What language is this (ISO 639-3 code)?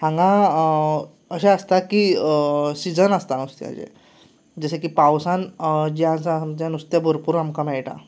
kok